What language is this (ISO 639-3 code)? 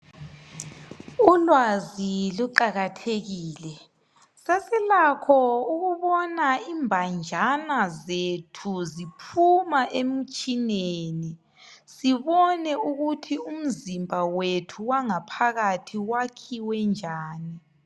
nde